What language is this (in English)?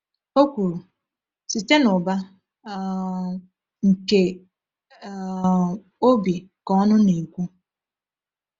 Igbo